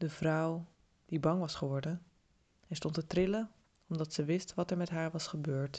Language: Dutch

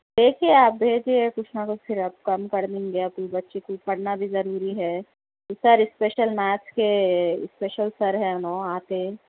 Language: Urdu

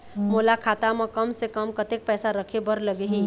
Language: Chhattisgarhi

